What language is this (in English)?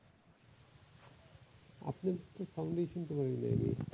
Bangla